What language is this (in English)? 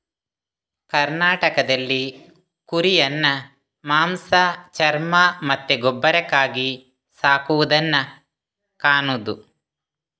Kannada